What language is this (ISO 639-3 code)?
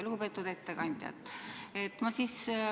est